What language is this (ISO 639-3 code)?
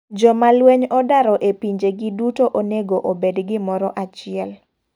luo